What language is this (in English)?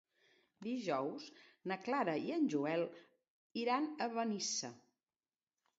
Catalan